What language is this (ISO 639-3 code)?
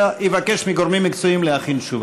heb